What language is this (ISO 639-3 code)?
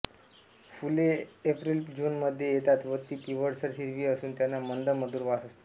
mar